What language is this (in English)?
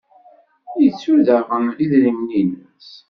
Kabyle